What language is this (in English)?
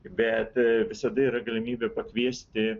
Lithuanian